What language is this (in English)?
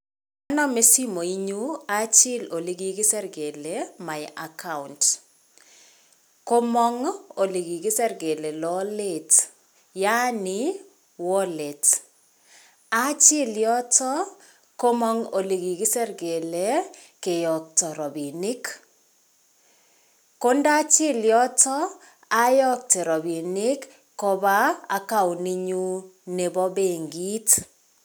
Kalenjin